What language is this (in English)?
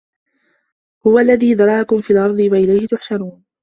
Arabic